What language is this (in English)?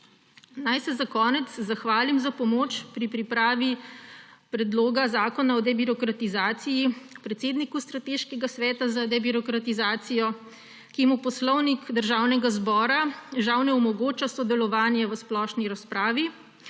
Slovenian